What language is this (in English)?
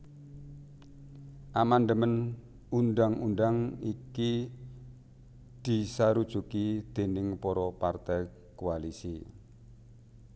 Javanese